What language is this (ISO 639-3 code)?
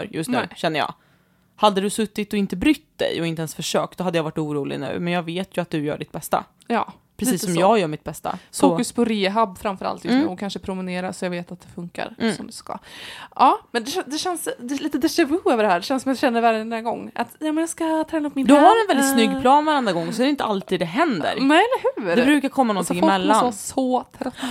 swe